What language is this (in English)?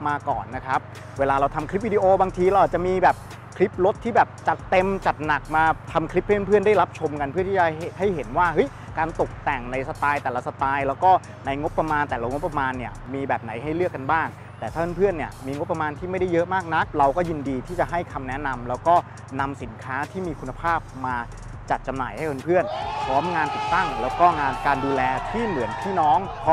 Thai